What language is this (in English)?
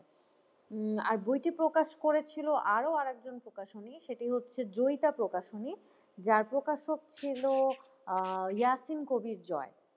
Bangla